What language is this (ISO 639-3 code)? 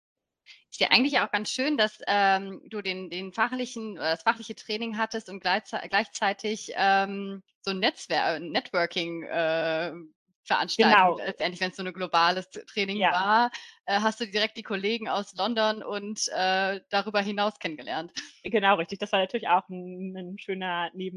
deu